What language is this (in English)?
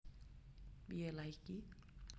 Javanese